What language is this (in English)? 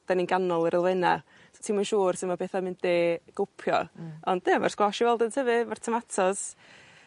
Welsh